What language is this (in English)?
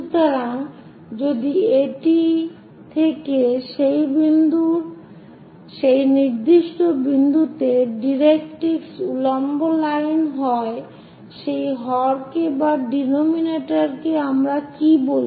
Bangla